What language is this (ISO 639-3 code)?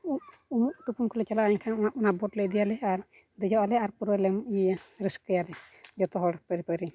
sat